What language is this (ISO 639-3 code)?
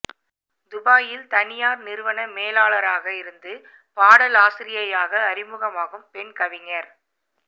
tam